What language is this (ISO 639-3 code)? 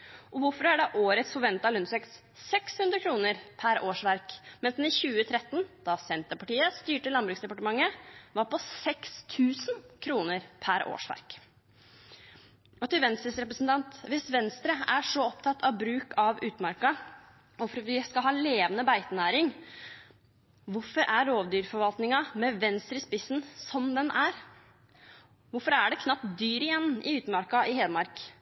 nob